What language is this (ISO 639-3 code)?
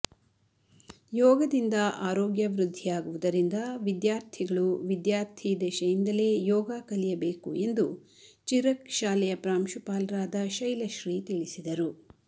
kan